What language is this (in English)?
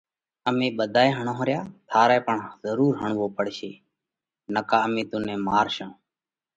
Parkari Koli